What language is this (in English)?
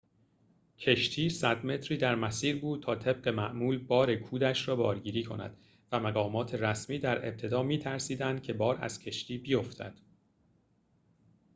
Persian